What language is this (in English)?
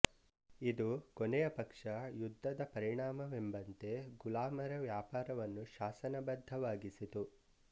Kannada